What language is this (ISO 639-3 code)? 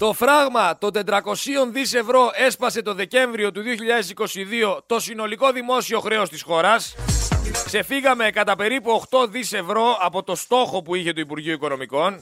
ell